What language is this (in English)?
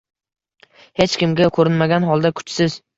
Uzbek